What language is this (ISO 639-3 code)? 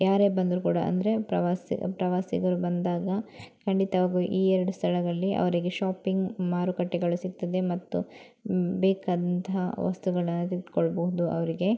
kan